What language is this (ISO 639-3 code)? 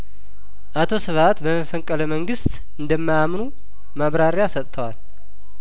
amh